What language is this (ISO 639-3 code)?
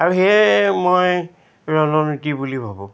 asm